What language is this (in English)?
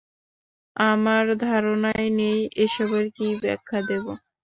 Bangla